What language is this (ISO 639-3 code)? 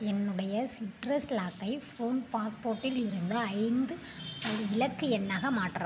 tam